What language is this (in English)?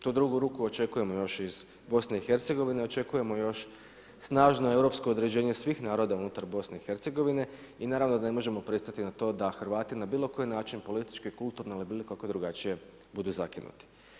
Croatian